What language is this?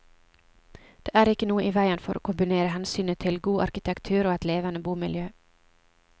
Norwegian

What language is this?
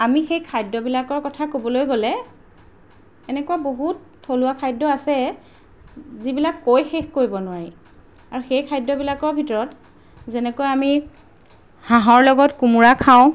Assamese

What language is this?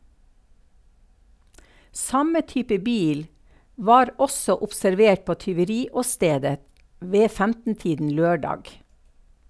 Norwegian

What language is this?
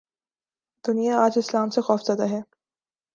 Urdu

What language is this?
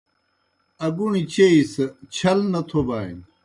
Kohistani Shina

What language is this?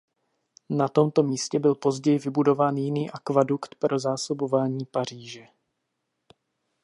Czech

